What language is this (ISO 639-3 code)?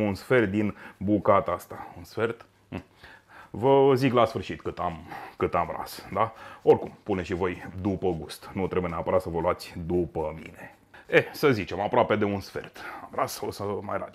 ron